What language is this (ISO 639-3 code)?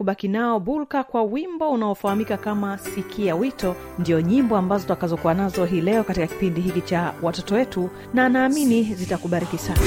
swa